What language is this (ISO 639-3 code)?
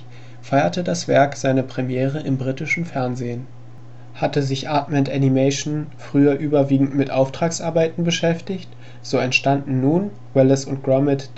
deu